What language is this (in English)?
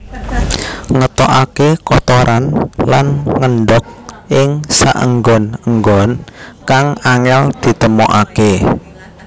Javanese